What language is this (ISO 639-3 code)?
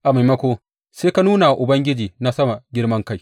hau